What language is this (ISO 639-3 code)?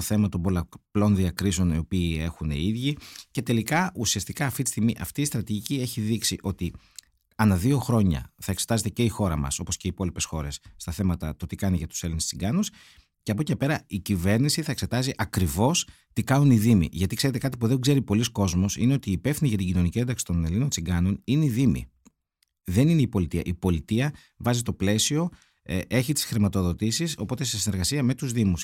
ell